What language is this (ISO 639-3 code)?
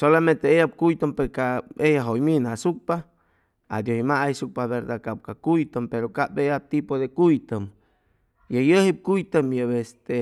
zoh